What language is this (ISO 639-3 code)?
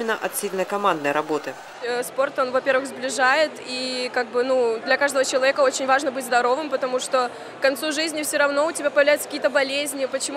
rus